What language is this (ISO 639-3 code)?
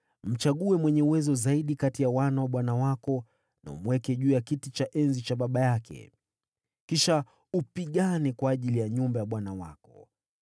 swa